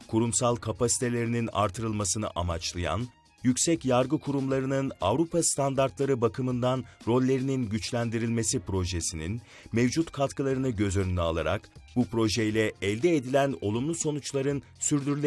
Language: Turkish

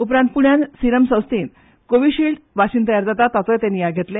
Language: Konkani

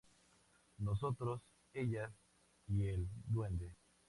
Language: Spanish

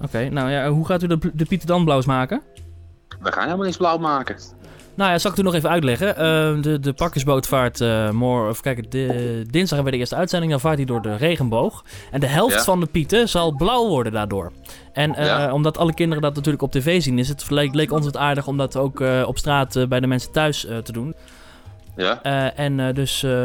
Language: Dutch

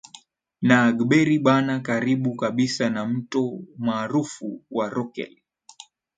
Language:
Swahili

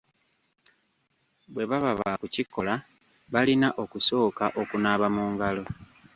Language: Ganda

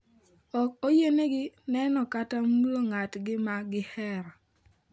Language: Luo (Kenya and Tanzania)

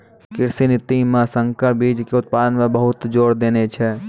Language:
Maithili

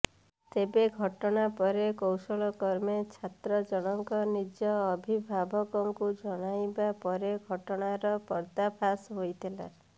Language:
Odia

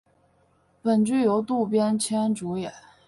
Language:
Chinese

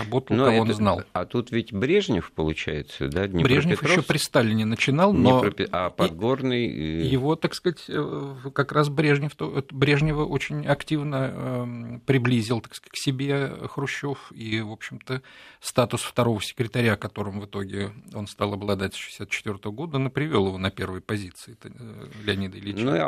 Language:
Russian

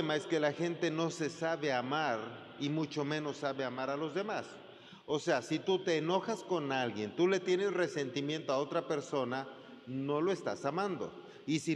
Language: Spanish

